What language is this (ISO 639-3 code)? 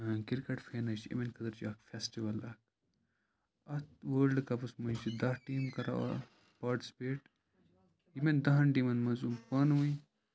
kas